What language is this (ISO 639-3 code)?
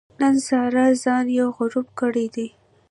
pus